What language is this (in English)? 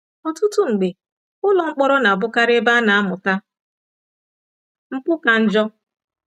Igbo